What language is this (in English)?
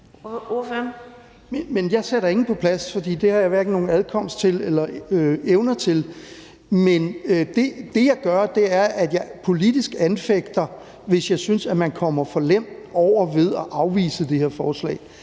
Danish